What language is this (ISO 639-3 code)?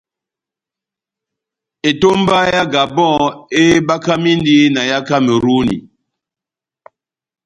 bnm